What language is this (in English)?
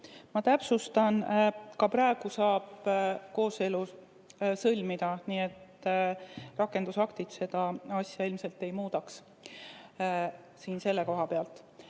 Estonian